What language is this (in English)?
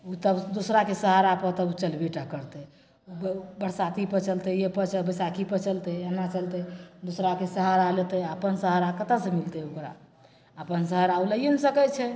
Maithili